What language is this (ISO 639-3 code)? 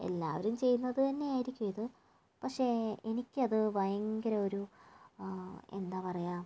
mal